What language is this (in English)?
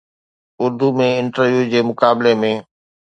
Sindhi